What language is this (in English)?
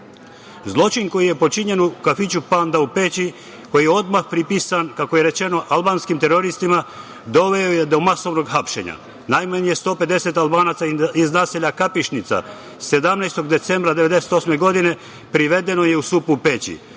Serbian